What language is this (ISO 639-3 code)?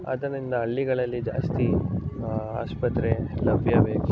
kan